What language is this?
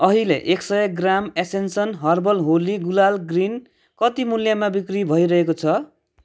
Nepali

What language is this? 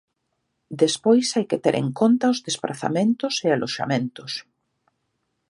Galician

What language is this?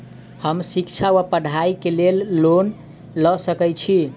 Maithili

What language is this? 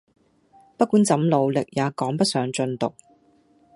Cantonese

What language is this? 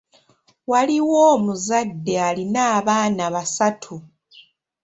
Ganda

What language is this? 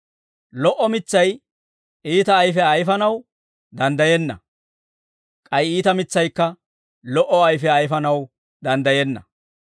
Dawro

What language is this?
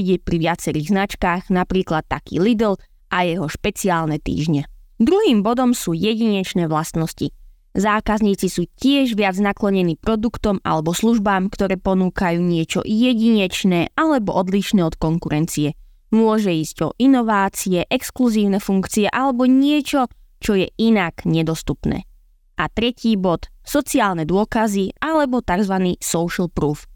Slovak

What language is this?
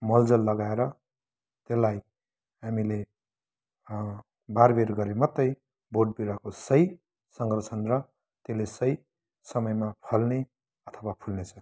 Nepali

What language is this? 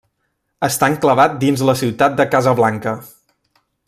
Catalan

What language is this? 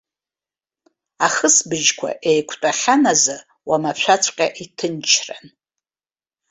Abkhazian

